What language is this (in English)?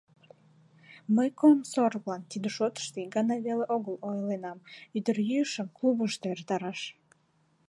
Mari